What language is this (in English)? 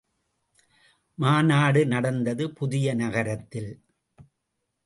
Tamil